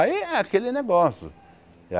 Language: Portuguese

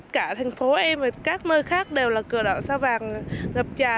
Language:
Vietnamese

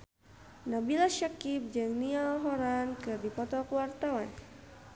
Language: Sundanese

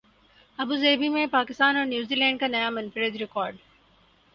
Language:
Urdu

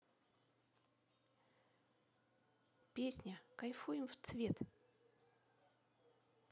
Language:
Russian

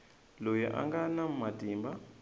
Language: Tsonga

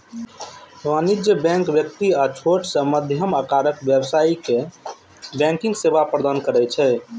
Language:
Maithili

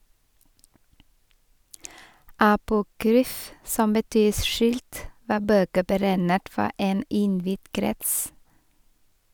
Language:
Norwegian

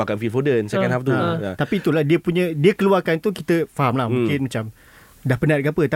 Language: Malay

